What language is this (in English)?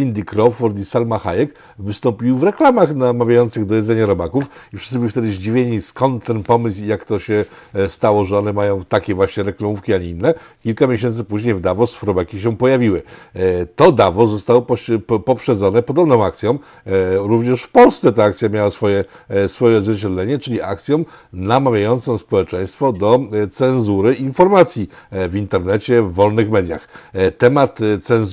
Polish